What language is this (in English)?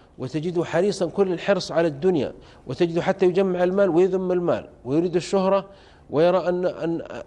Arabic